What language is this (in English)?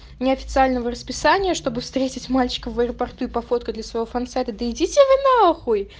Russian